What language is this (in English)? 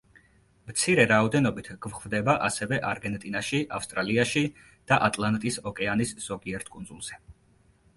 Georgian